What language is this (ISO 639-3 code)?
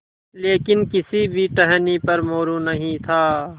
hin